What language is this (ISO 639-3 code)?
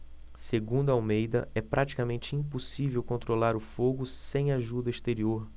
por